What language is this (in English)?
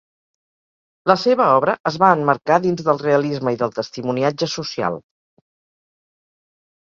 Catalan